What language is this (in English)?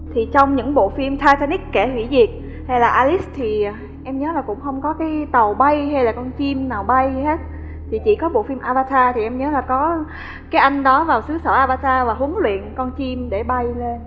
Vietnamese